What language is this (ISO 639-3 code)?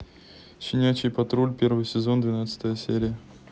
rus